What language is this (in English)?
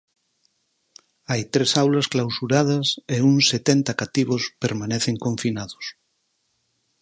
Galician